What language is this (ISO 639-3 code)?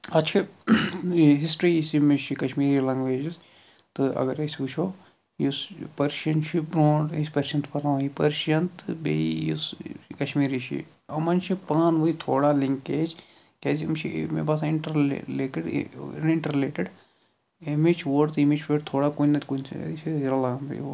kas